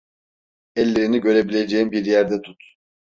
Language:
Turkish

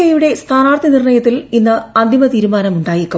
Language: Malayalam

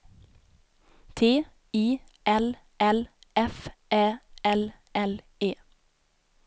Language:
Swedish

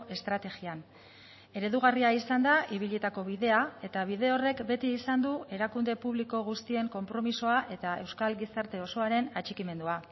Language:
Basque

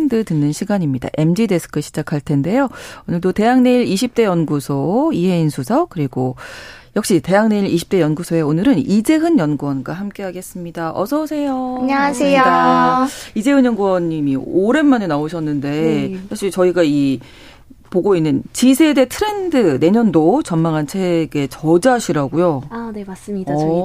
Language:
Korean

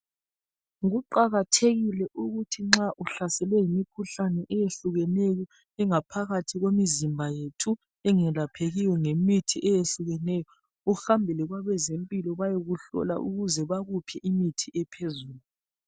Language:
North Ndebele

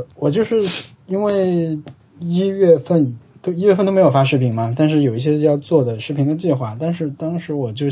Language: Chinese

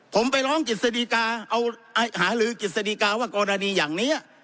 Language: Thai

